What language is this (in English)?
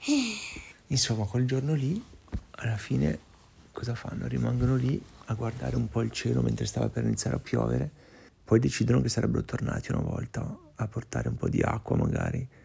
Italian